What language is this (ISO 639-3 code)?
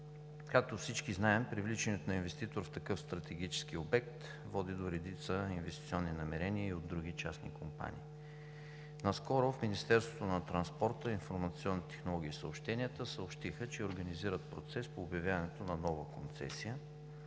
bul